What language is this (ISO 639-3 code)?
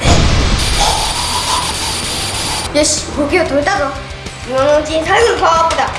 jpn